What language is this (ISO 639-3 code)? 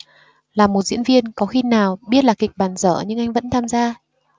vie